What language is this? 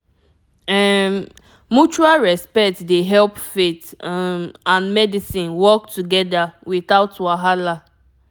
Nigerian Pidgin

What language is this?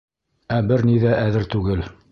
Bashkir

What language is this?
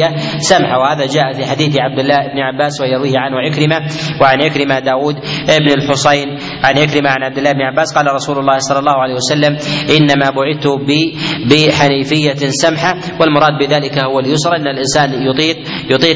Arabic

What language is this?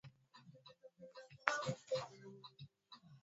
Swahili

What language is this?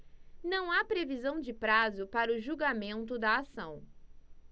Portuguese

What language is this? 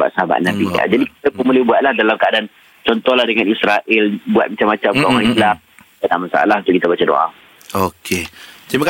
Malay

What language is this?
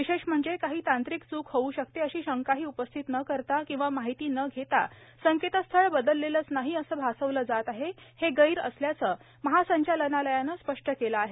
Marathi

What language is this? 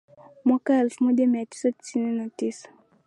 Swahili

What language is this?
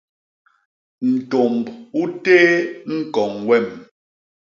Basaa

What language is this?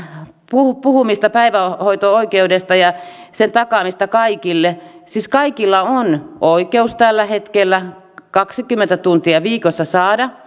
Finnish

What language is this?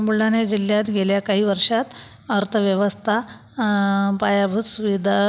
Marathi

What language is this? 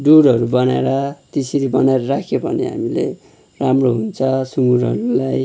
Nepali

